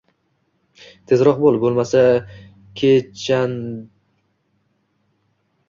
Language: Uzbek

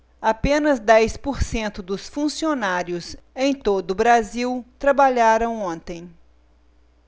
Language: Portuguese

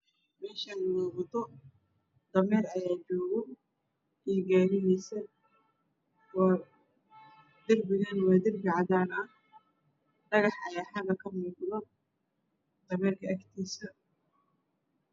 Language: Somali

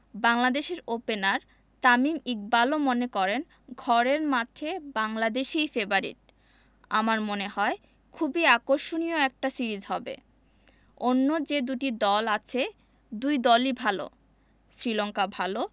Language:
Bangla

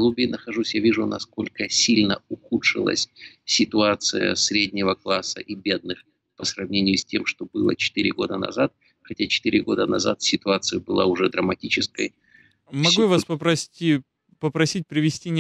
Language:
Russian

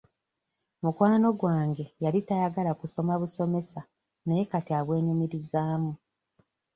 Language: Ganda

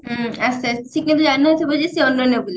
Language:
Odia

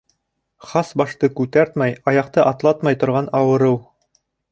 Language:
Bashkir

